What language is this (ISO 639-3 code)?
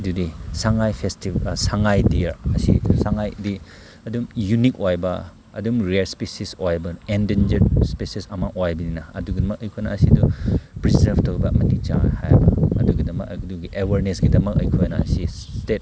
mni